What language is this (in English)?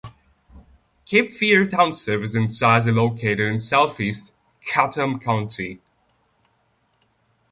English